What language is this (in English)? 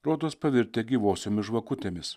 Lithuanian